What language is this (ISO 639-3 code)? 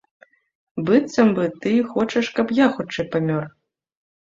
bel